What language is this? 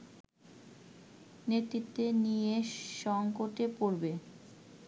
Bangla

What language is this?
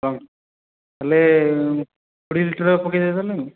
Odia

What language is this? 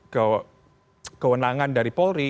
Indonesian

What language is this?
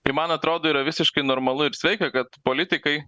Lithuanian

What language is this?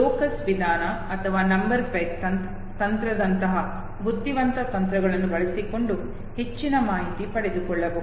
Kannada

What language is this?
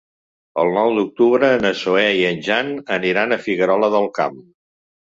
Catalan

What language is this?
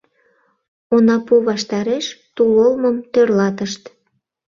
Mari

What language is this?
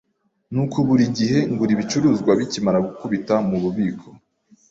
Kinyarwanda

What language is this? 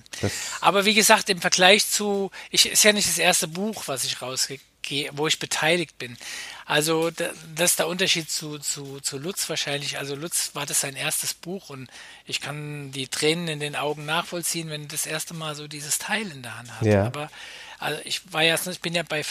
German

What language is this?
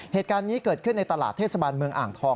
Thai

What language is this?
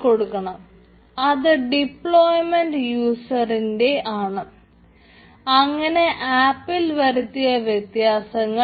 Malayalam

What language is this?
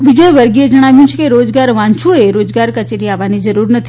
Gujarati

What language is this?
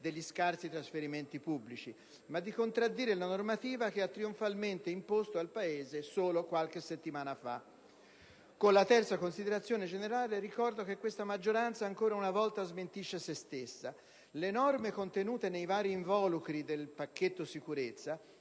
Italian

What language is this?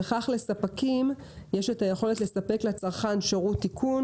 Hebrew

